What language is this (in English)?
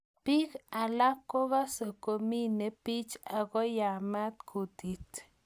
Kalenjin